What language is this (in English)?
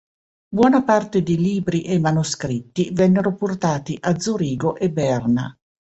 Italian